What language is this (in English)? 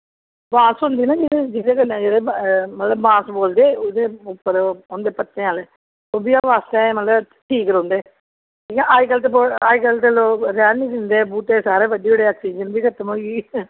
Dogri